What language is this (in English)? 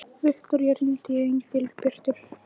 Icelandic